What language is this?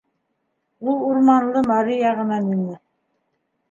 Bashkir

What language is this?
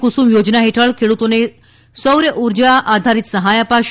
Gujarati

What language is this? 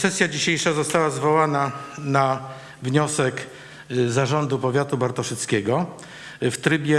Polish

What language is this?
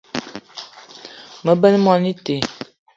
Eton (Cameroon)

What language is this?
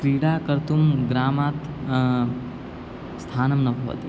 Sanskrit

